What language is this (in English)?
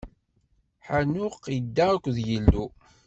Kabyle